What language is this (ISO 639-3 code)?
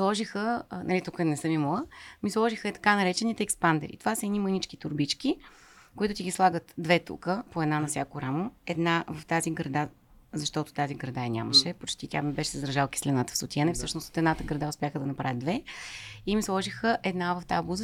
bul